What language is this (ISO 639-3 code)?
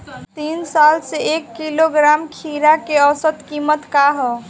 bho